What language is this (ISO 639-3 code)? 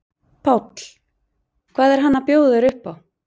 isl